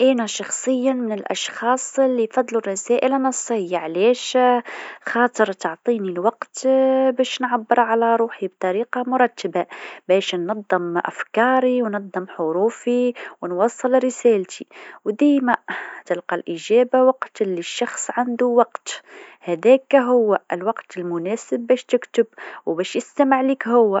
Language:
Tunisian Arabic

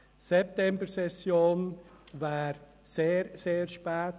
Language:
Swiss German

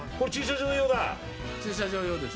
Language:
Japanese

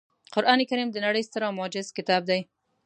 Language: Pashto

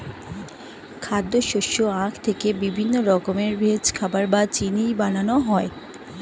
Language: Bangla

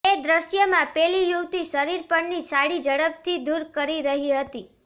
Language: Gujarati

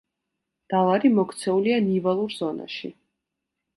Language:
Georgian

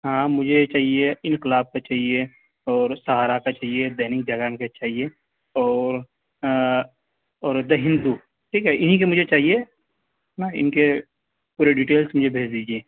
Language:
Urdu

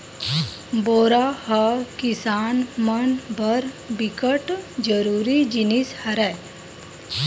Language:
Chhattisgarhi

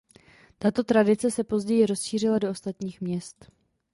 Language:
Czech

